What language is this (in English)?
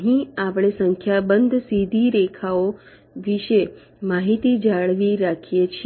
Gujarati